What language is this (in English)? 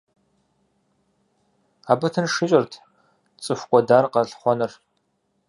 Kabardian